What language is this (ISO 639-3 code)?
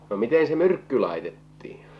fin